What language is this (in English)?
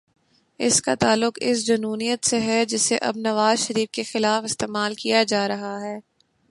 Urdu